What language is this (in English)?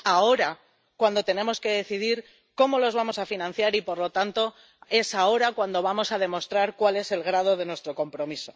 Spanish